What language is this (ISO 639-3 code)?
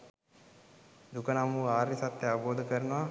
sin